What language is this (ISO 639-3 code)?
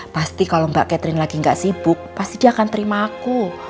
ind